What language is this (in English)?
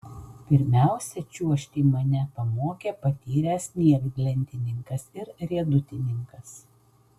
Lithuanian